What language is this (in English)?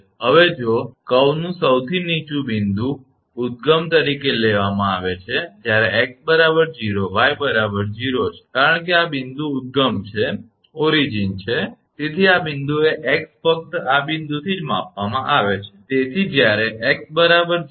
Gujarati